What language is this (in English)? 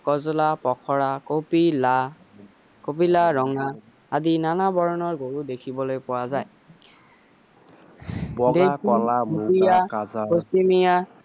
Assamese